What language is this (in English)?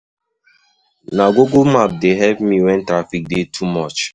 Nigerian Pidgin